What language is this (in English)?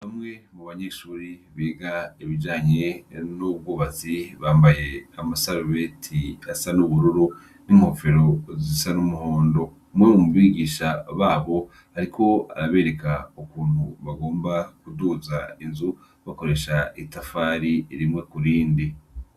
Rundi